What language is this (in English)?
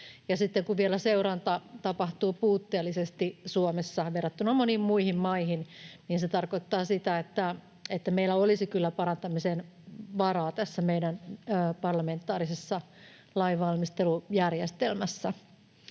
Finnish